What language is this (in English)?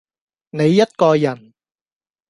Cantonese